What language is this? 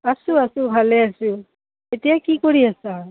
Assamese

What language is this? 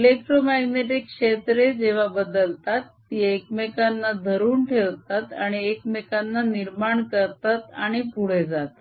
Marathi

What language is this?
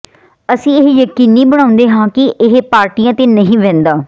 Punjabi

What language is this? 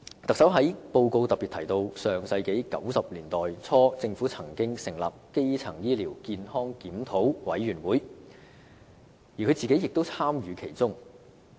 Cantonese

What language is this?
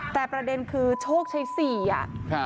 Thai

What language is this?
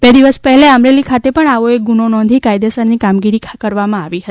Gujarati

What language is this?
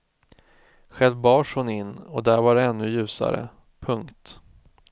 Swedish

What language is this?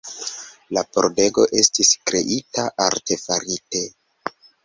Esperanto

